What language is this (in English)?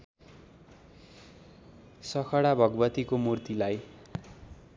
Nepali